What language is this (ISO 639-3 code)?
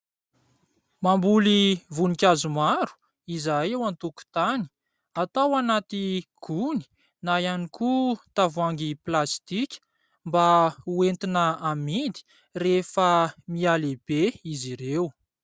mlg